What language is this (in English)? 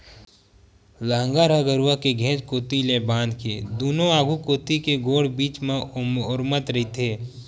Chhattisgarhi